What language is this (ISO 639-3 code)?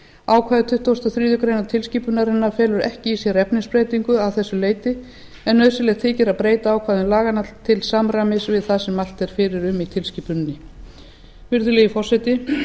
isl